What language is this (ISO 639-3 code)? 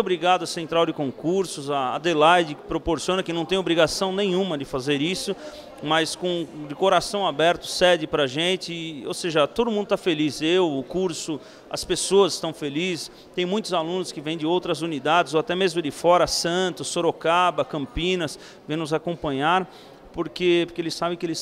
por